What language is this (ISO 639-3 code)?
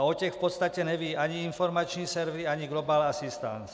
ces